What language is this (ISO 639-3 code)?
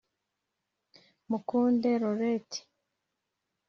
kin